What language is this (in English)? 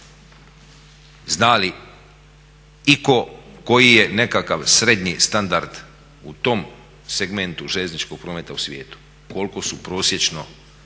Croatian